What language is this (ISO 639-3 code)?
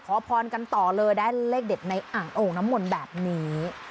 tha